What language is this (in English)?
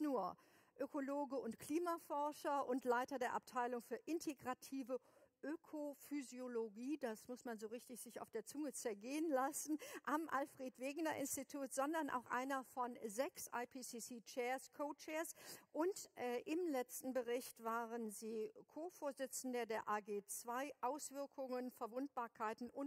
German